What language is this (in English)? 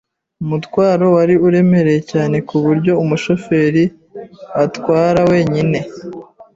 Kinyarwanda